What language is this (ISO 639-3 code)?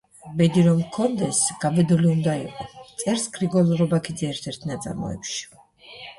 kat